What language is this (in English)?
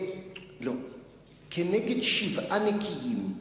Hebrew